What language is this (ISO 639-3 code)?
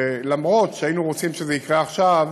heb